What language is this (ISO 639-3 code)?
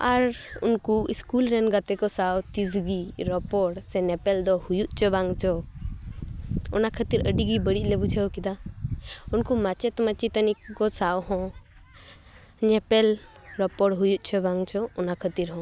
sat